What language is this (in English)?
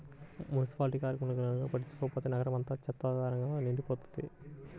Telugu